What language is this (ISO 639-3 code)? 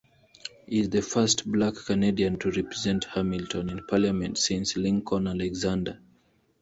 eng